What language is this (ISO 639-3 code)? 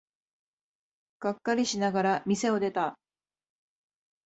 jpn